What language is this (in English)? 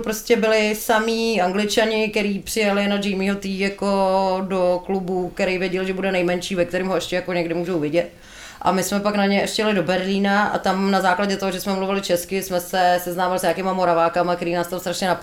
Czech